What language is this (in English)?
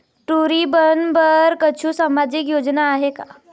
Chhattisgarhi